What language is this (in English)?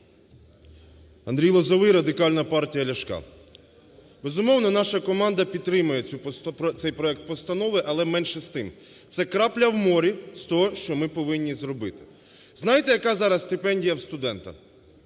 Ukrainian